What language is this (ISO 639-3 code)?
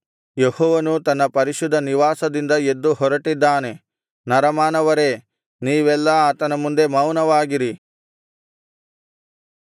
kan